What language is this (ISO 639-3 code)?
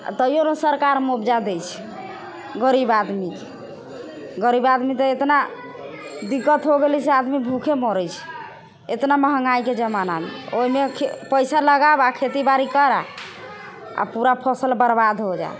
mai